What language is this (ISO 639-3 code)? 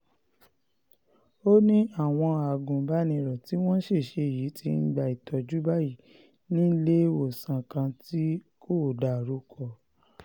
yor